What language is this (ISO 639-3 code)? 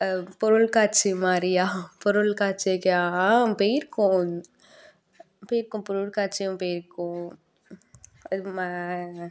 tam